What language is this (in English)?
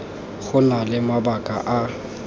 Tswana